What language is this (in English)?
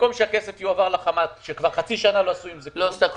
Hebrew